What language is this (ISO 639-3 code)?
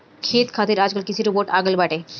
bho